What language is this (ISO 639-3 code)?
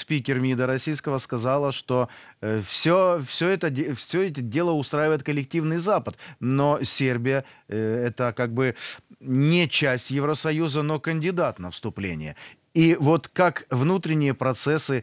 rus